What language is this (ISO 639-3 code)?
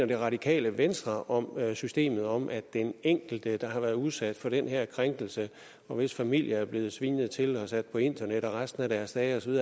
dan